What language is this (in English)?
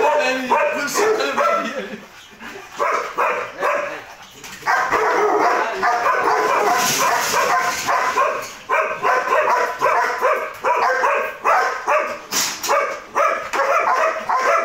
Arabic